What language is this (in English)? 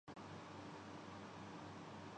Urdu